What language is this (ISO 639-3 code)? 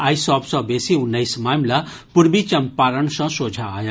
mai